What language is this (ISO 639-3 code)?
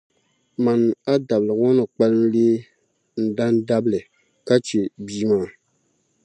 dag